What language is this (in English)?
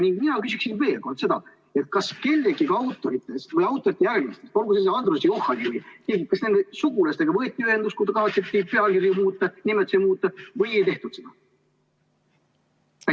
Estonian